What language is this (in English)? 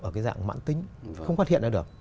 Vietnamese